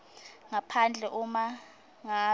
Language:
Swati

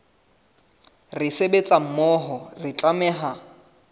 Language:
Southern Sotho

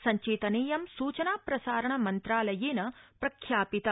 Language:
Sanskrit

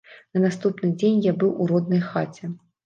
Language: Belarusian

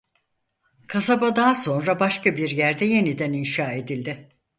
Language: Turkish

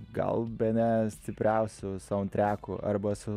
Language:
Lithuanian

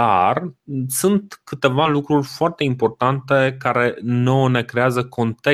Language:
Romanian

